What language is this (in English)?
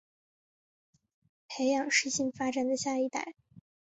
Chinese